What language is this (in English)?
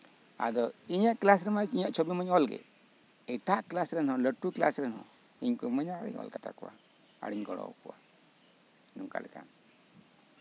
Santali